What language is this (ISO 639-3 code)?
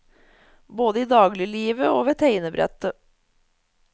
nor